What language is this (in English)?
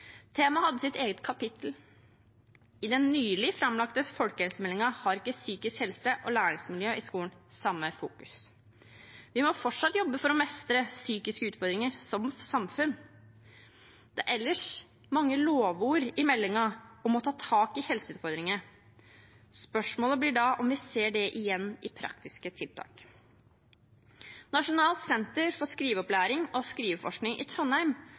Norwegian Bokmål